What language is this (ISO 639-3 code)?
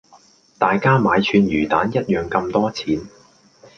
yue